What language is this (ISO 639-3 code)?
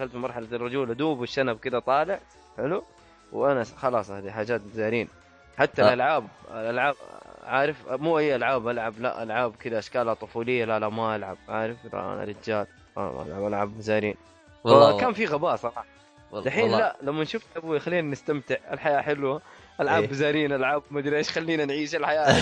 ara